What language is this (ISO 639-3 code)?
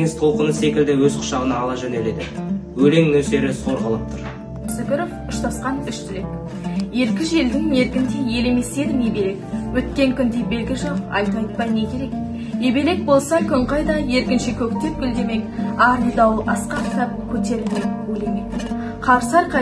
tur